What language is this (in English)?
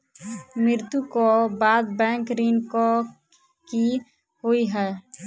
Maithili